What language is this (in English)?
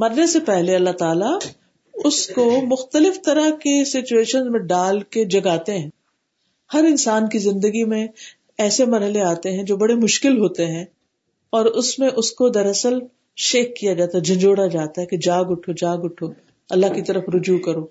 Urdu